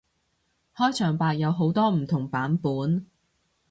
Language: Cantonese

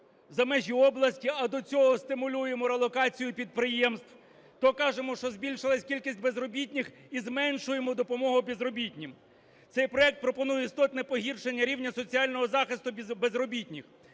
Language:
Ukrainian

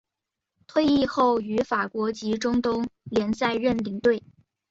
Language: Chinese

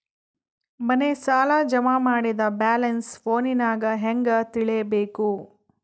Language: Kannada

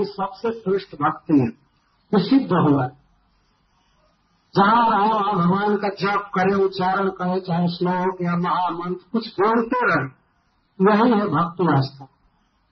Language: Hindi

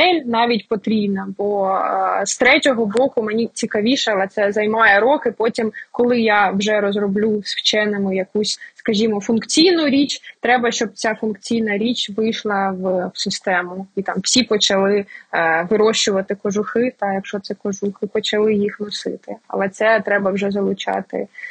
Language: Ukrainian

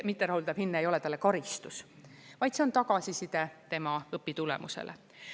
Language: Estonian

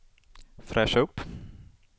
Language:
Swedish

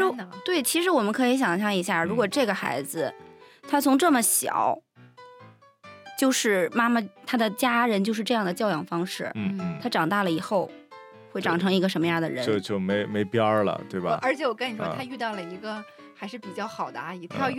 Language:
Chinese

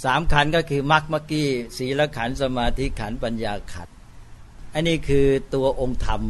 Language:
Thai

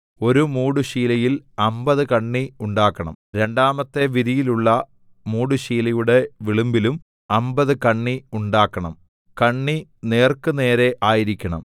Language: Malayalam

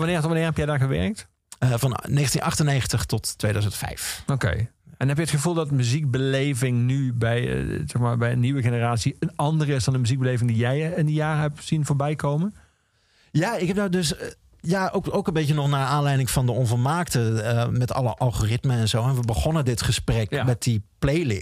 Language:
Dutch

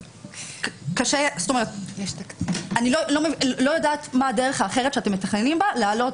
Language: Hebrew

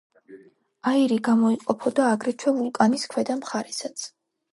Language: Georgian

